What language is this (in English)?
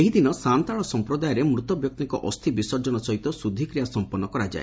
Odia